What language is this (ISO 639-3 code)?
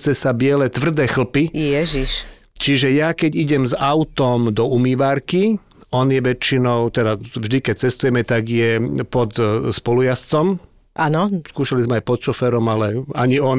slk